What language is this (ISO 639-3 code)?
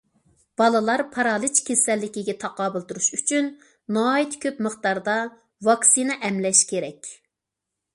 uig